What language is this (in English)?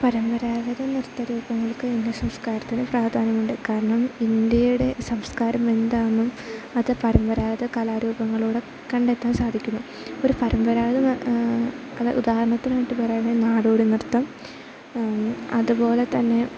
Malayalam